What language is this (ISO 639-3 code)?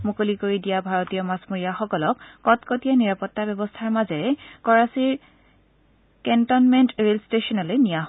asm